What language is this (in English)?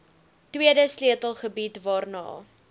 Afrikaans